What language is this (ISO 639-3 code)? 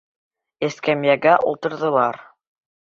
bak